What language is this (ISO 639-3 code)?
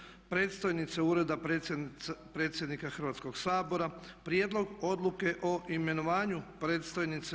hrv